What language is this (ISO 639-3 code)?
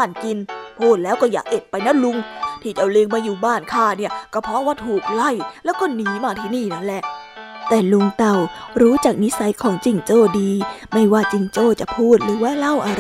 tha